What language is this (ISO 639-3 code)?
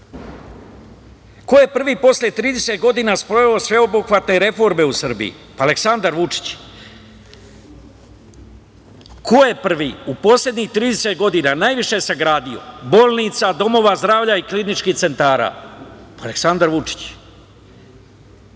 srp